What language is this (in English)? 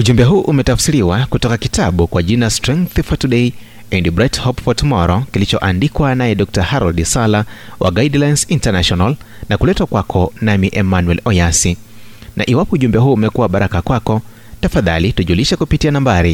Swahili